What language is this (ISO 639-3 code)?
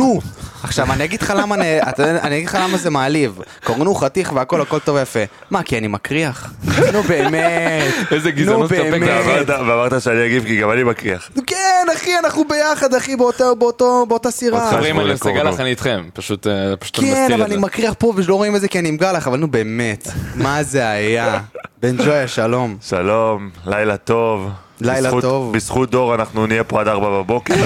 heb